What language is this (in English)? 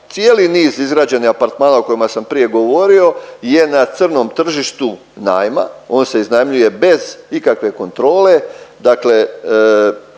Croatian